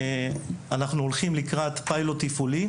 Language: Hebrew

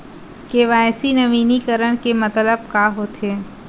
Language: Chhattisgarhi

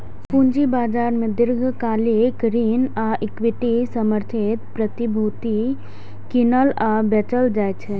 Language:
Maithili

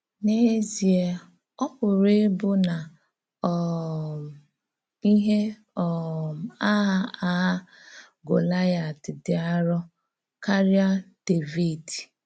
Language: Igbo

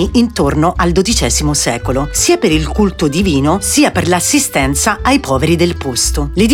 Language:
Italian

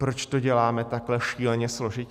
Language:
Czech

